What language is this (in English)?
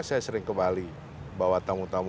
Indonesian